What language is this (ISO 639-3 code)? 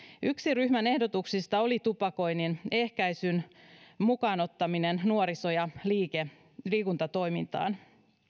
fin